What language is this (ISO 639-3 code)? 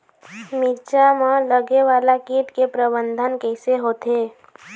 hne